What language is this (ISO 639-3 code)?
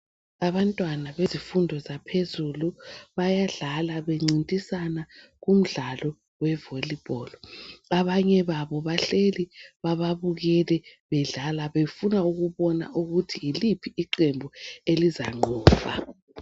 nde